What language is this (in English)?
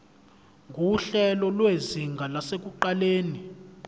Zulu